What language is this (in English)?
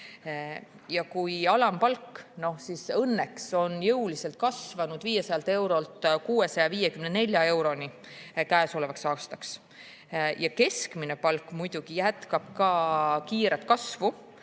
Estonian